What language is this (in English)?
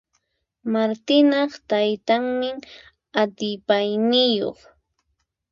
Puno Quechua